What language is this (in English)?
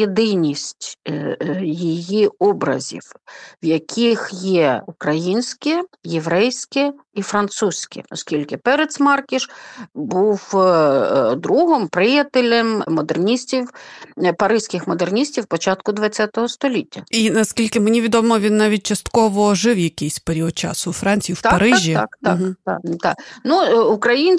Ukrainian